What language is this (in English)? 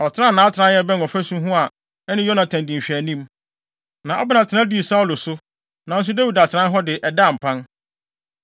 Akan